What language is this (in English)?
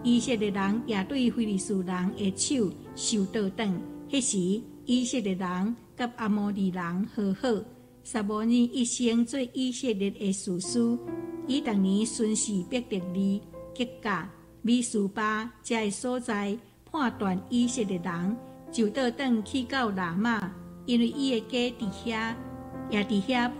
Chinese